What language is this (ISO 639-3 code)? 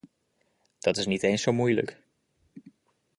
nld